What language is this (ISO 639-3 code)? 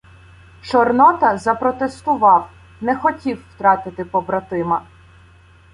ukr